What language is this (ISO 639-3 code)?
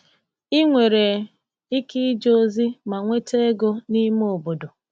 ibo